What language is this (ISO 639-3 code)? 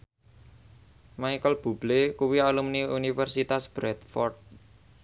jav